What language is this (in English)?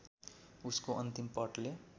Nepali